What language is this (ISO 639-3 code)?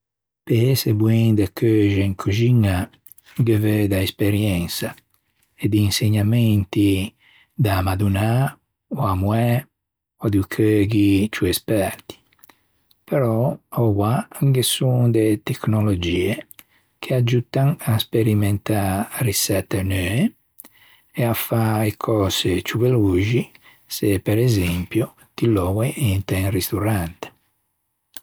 lij